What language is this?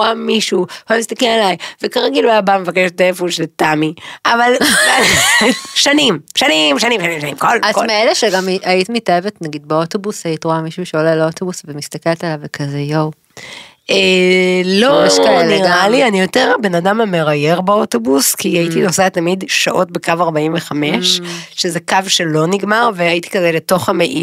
Hebrew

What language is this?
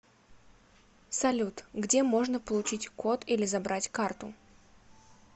Russian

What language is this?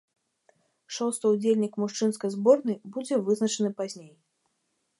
Belarusian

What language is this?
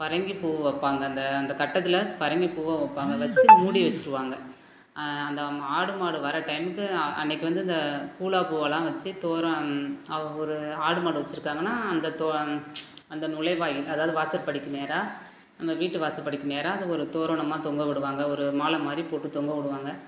Tamil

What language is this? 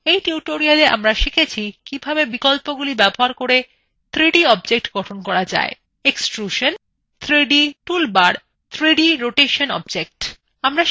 Bangla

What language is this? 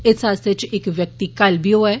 Dogri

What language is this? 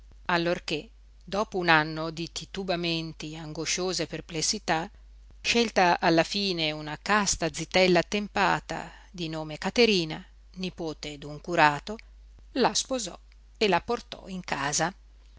Italian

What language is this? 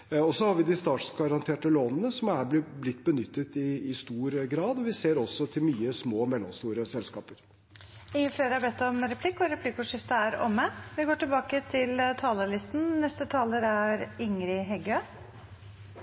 Norwegian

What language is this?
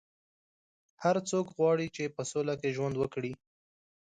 Pashto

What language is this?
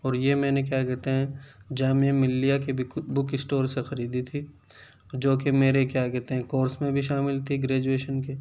Urdu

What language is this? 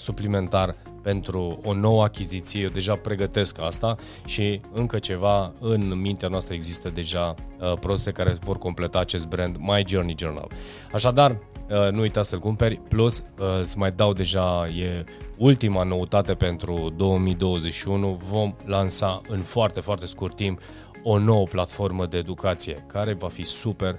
Romanian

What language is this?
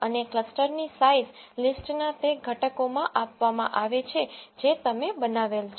Gujarati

